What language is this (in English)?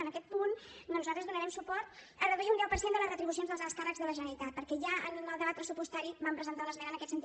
Catalan